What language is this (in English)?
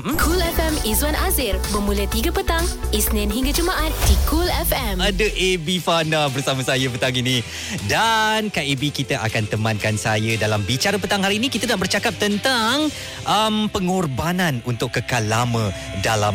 Malay